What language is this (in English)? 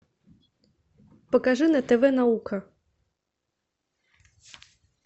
Russian